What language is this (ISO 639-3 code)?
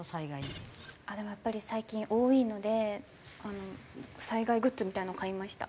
jpn